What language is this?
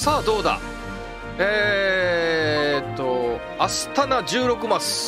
Japanese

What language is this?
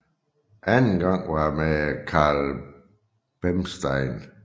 Danish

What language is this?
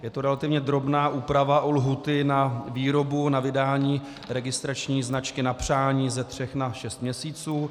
Czech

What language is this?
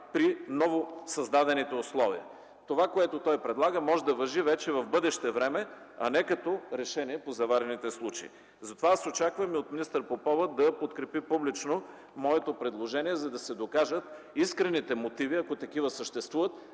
Bulgarian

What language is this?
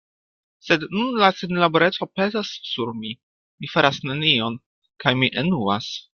Esperanto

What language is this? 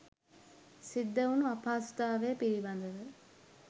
Sinhala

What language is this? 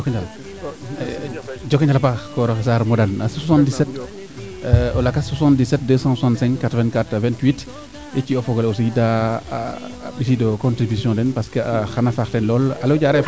Serer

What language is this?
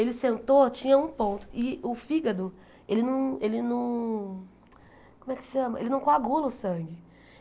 Portuguese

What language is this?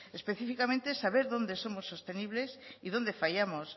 Spanish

